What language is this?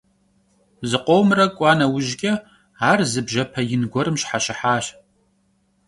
Kabardian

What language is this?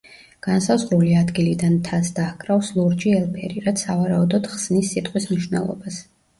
Georgian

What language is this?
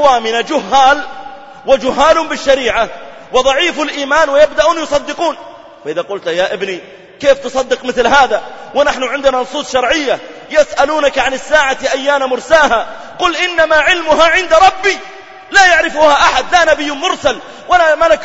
Arabic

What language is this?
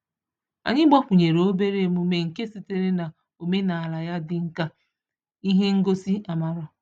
Igbo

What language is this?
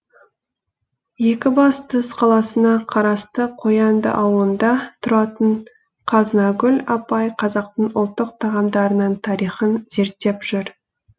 Kazakh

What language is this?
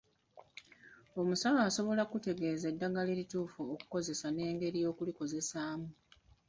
Ganda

